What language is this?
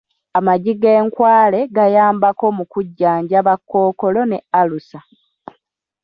Ganda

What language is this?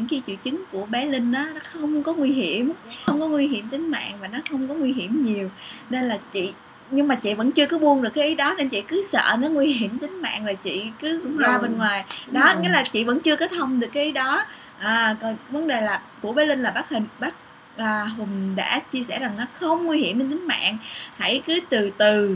Vietnamese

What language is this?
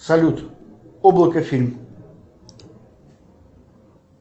Russian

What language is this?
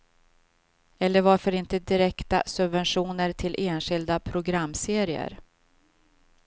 Swedish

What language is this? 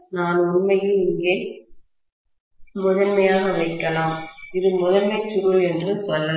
Tamil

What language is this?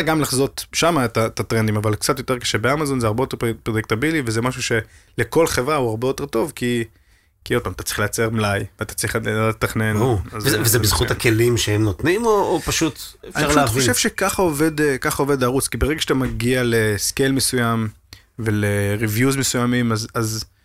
Hebrew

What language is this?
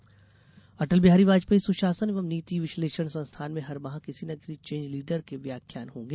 Hindi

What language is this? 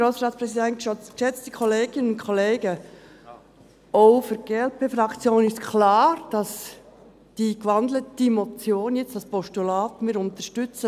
Swiss German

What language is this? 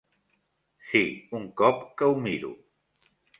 Catalan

